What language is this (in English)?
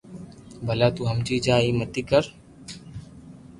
Loarki